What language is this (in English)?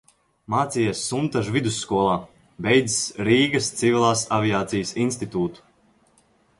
Latvian